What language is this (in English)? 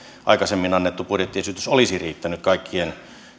Finnish